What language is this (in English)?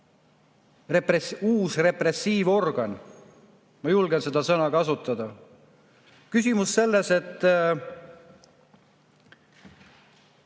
Estonian